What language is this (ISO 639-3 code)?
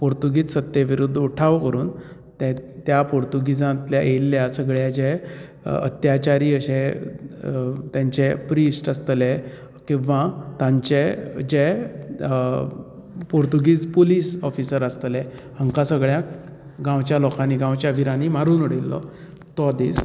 kok